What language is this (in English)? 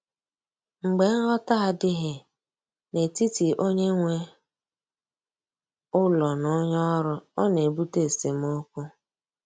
Igbo